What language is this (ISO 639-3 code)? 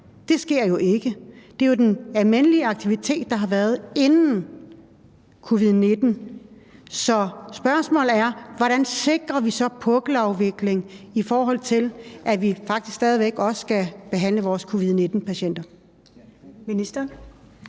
dan